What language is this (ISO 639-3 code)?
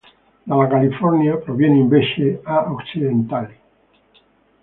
ita